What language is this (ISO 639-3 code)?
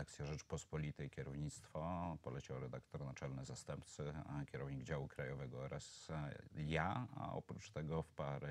pol